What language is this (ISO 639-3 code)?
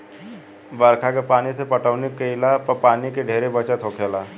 bho